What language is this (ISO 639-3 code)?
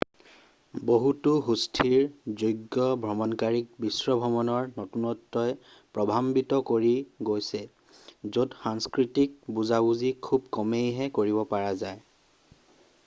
asm